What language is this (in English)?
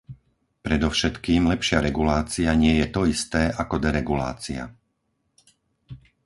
Slovak